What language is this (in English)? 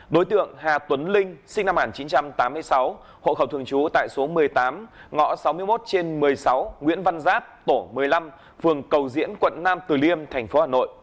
Vietnamese